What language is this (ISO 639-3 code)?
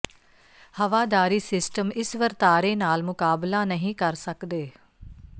pan